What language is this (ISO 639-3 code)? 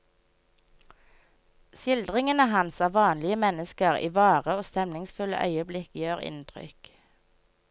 nor